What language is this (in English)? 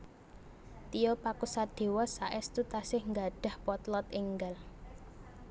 Javanese